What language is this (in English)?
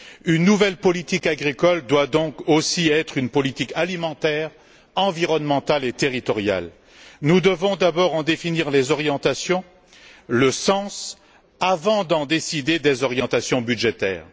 French